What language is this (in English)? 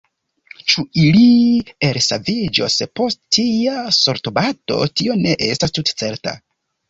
Esperanto